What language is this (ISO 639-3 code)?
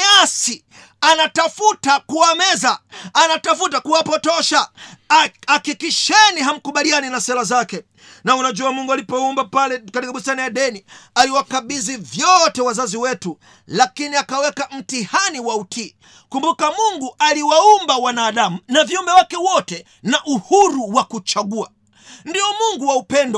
swa